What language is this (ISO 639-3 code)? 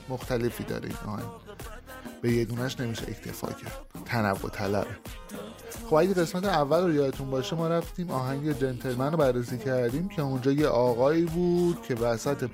fas